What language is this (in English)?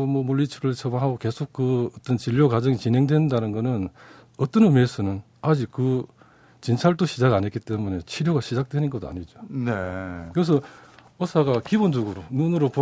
Korean